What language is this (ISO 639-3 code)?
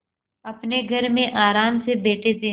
hin